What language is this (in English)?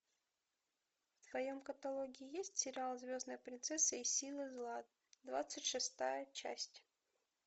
Russian